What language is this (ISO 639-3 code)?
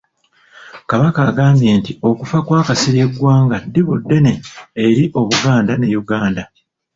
lug